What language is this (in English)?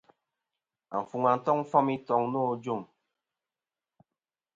Kom